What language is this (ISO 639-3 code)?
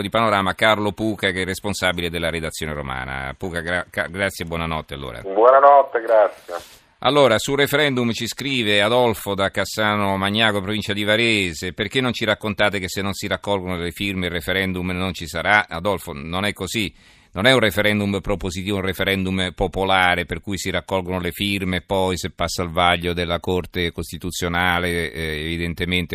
ita